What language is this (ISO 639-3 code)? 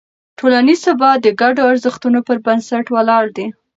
pus